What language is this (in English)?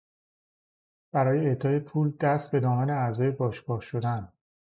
Persian